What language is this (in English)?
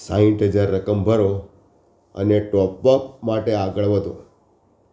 Gujarati